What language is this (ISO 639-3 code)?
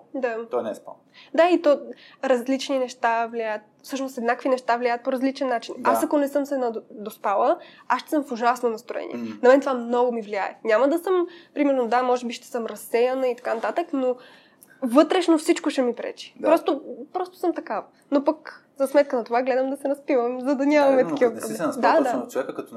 bul